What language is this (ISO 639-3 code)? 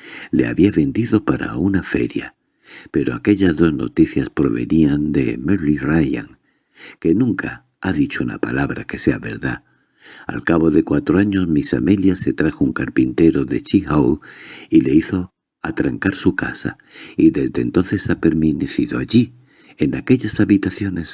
spa